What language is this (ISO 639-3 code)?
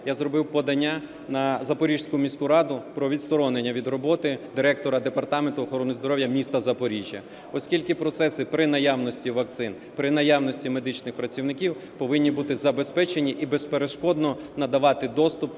ukr